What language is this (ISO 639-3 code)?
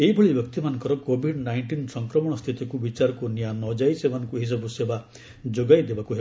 ori